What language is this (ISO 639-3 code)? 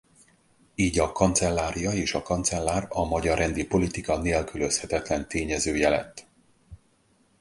hun